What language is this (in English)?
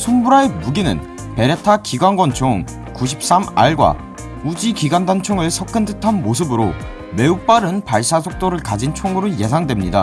Korean